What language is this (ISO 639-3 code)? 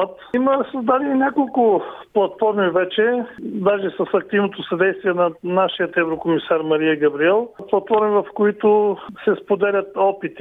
bul